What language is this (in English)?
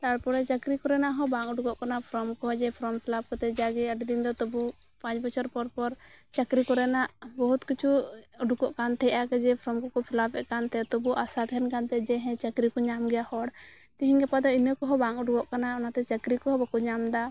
Santali